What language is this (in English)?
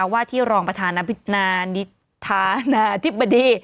Thai